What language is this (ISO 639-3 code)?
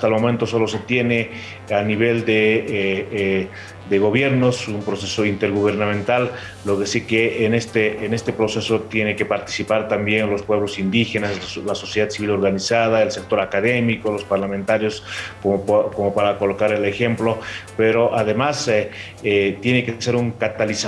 spa